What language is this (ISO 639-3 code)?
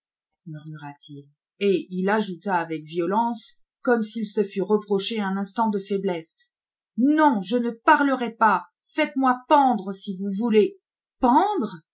fra